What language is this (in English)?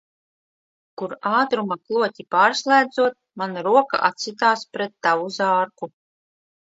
Latvian